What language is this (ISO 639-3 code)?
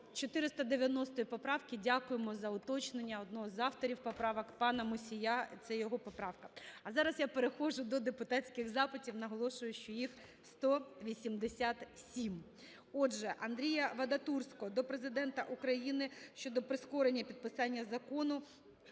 ukr